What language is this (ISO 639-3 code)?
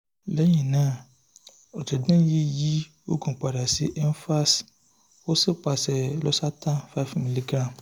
yor